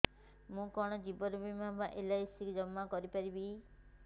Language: Odia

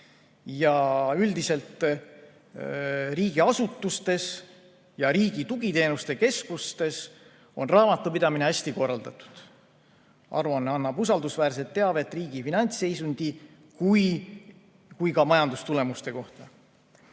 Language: Estonian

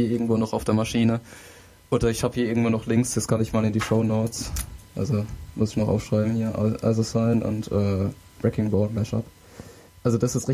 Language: German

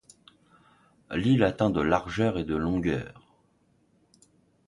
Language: French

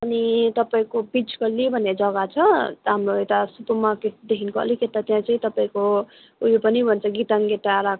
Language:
Nepali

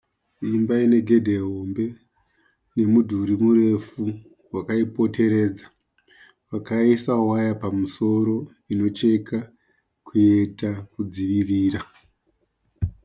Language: Shona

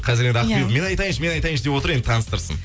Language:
Kazakh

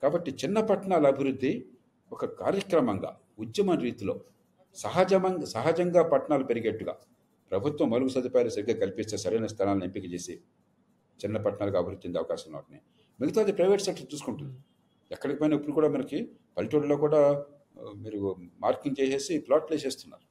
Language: Telugu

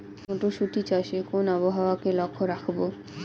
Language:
Bangla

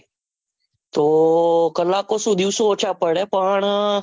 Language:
Gujarati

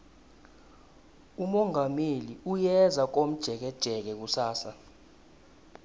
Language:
South Ndebele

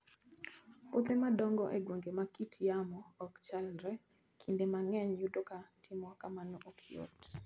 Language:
Luo (Kenya and Tanzania)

